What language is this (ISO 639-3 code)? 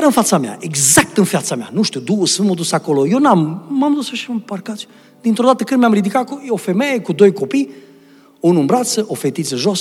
ron